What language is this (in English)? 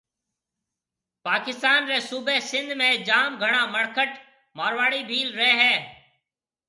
Marwari (Pakistan)